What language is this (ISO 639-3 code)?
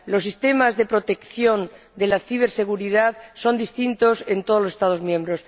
spa